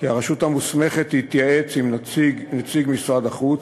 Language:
Hebrew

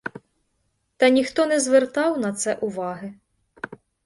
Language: Ukrainian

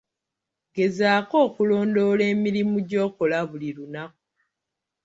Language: Ganda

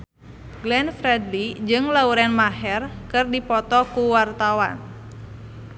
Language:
Sundanese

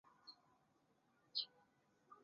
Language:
Chinese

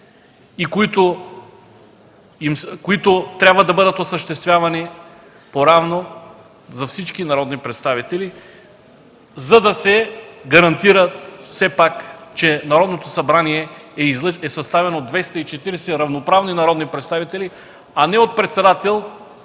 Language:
Bulgarian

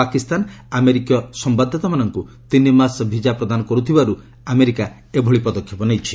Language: Odia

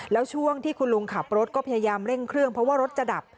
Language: Thai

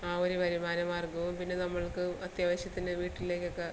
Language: Malayalam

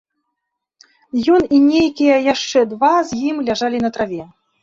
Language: Belarusian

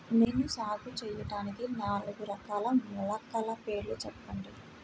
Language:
Telugu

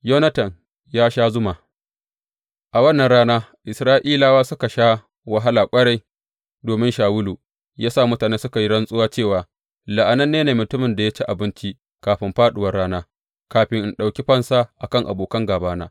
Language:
Hausa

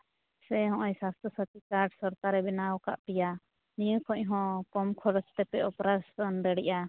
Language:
Santali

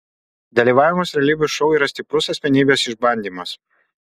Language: Lithuanian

